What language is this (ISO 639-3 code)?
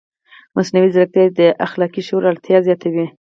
pus